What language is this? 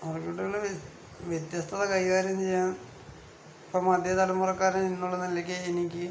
Malayalam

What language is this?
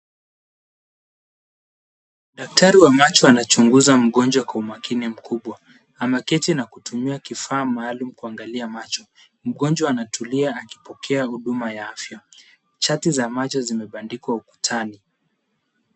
Swahili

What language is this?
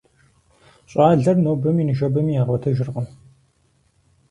Kabardian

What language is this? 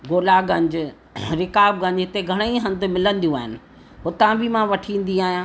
Sindhi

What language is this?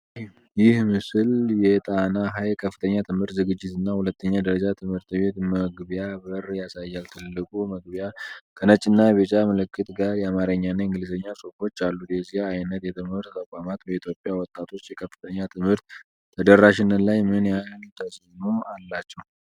Amharic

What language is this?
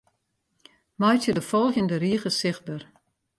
Western Frisian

